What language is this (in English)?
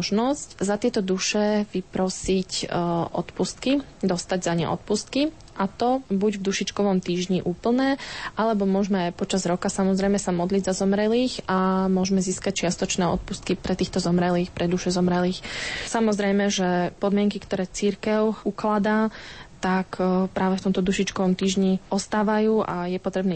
Slovak